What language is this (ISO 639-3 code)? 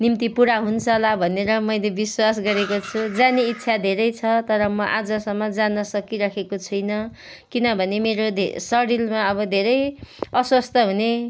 nep